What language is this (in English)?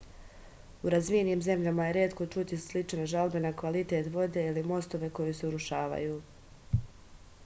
Serbian